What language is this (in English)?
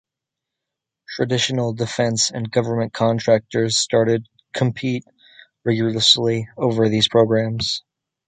English